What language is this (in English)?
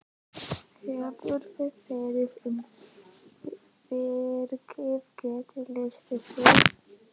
Icelandic